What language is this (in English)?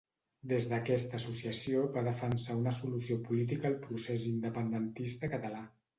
Catalan